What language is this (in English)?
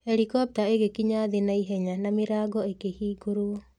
Kikuyu